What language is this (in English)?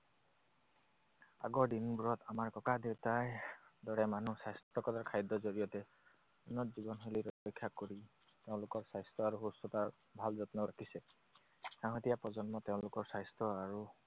Assamese